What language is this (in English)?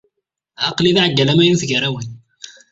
Kabyle